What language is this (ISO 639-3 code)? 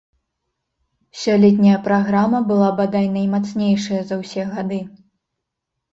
bel